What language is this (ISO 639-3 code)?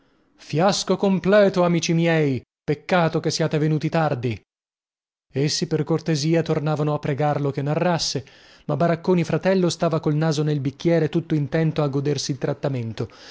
ita